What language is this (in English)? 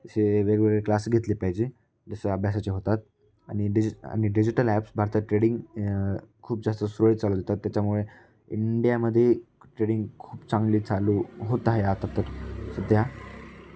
Marathi